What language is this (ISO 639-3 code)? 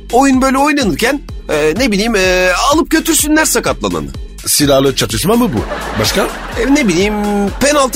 tur